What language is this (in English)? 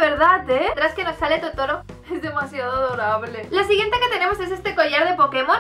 Spanish